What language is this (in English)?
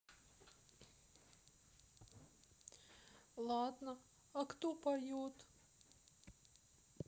Russian